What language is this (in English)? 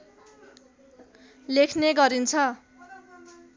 Nepali